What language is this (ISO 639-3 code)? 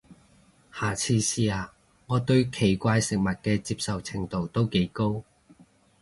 yue